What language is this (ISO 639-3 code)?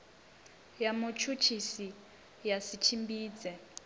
ven